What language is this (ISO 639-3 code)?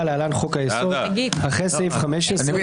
heb